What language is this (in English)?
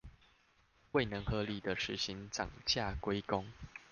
Chinese